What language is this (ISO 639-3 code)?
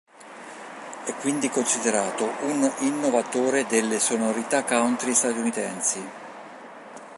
ita